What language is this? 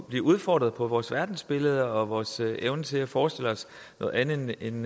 Danish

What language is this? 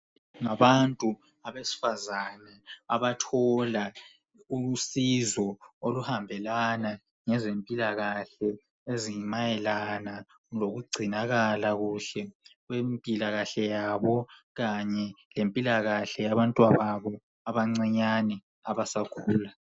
North Ndebele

